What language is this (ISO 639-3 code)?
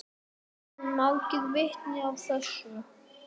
isl